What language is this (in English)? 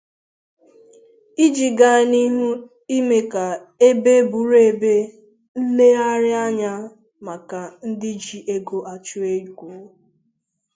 Igbo